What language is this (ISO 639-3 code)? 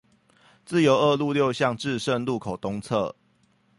zho